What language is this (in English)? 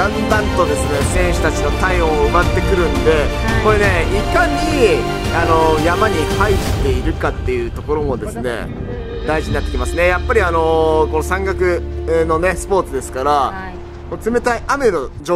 Japanese